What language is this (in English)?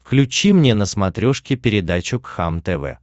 Russian